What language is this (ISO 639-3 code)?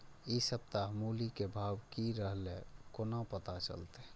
mai